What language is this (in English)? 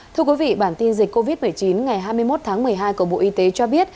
Vietnamese